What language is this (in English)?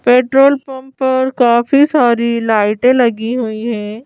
Hindi